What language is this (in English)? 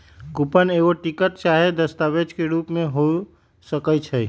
Magahi